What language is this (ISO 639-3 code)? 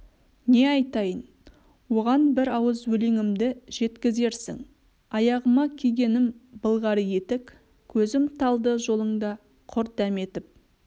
kaz